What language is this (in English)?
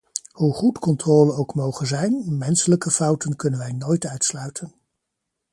Dutch